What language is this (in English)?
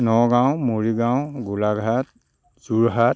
Assamese